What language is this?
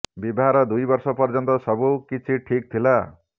Odia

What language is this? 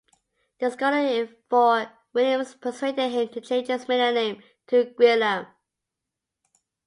English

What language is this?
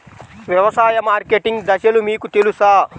Telugu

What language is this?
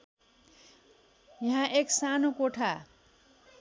Nepali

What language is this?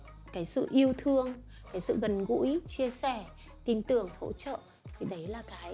Vietnamese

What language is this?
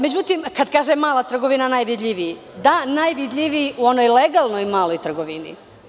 Serbian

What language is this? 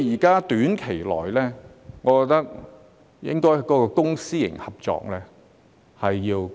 Cantonese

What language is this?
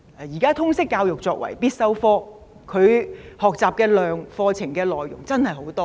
Cantonese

